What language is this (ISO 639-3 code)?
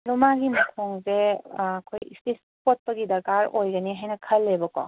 mni